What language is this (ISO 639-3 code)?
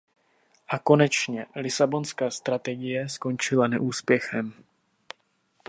ces